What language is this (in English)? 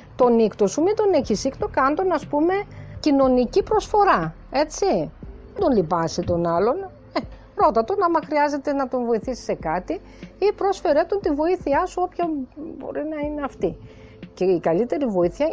Greek